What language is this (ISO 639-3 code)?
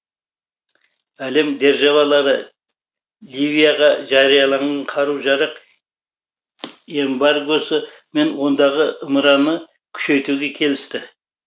kaz